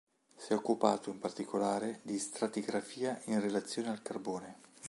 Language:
Italian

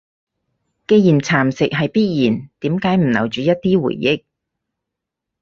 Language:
Cantonese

